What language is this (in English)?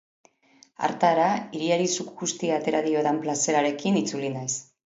Basque